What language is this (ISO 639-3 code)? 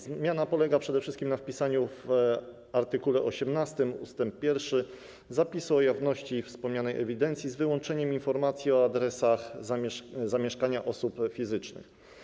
pol